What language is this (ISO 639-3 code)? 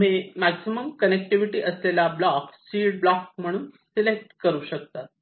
mar